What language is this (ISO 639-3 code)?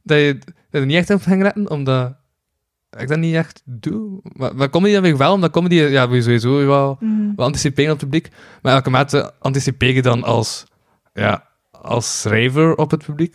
nld